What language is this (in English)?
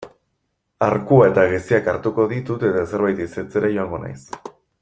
Basque